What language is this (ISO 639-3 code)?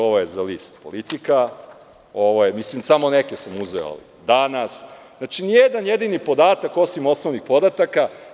srp